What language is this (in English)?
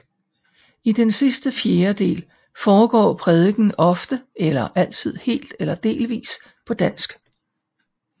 Danish